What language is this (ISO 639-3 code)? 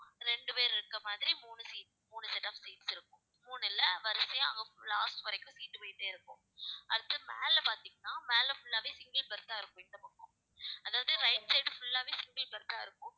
tam